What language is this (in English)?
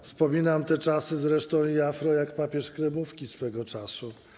Polish